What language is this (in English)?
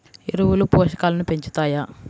Telugu